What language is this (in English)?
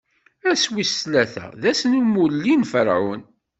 Kabyle